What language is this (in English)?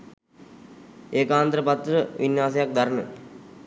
Sinhala